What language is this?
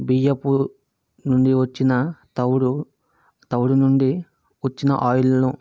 Telugu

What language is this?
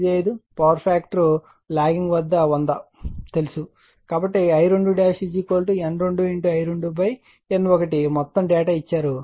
Telugu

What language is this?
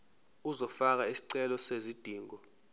Zulu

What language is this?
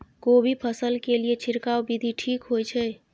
Maithili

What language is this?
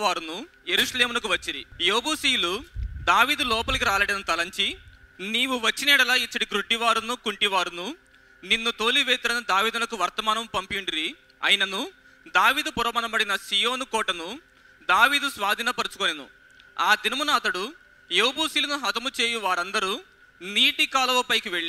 Telugu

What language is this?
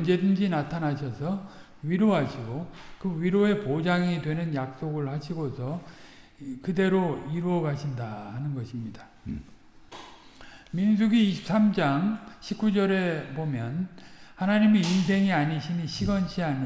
Korean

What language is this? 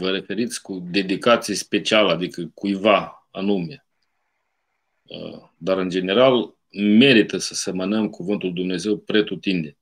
Romanian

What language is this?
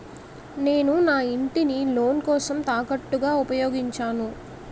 Telugu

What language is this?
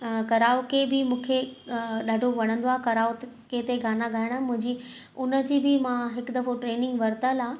Sindhi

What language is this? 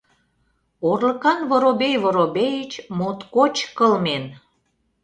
Mari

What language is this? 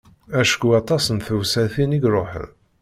Kabyle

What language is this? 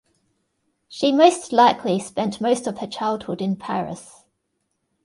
English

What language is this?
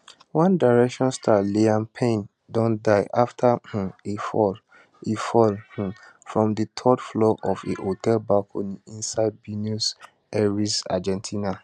Nigerian Pidgin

